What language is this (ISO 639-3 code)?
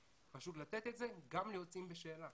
heb